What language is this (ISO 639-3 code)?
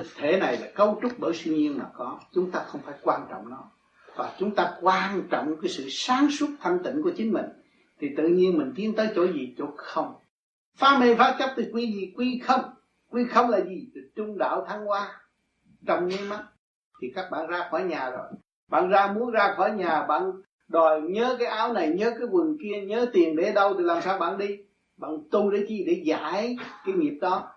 vie